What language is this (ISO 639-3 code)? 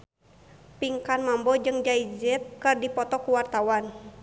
sun